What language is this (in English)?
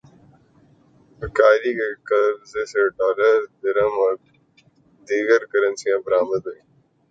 Urdu